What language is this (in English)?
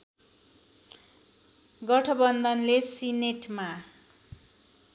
Nepali